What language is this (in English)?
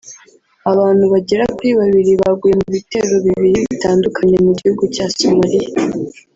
Kinyarwanda